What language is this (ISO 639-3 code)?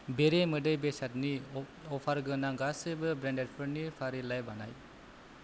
brx